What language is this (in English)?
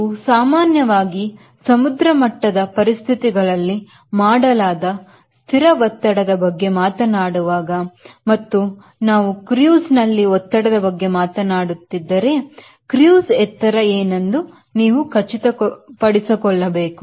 Kannada